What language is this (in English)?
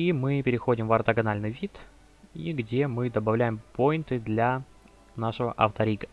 Russian